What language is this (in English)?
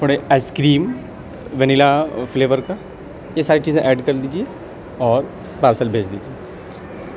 Urdu